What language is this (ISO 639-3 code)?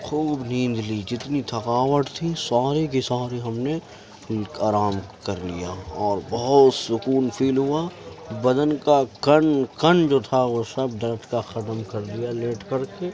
urd